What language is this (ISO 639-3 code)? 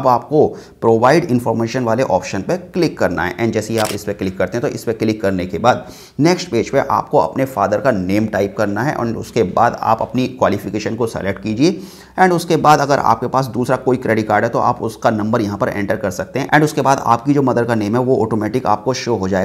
hin